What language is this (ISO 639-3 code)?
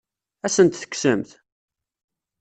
kab